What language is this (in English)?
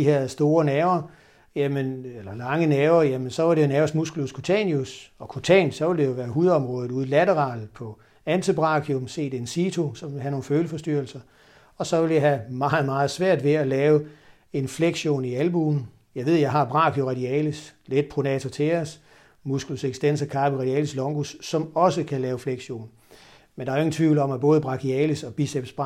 Danish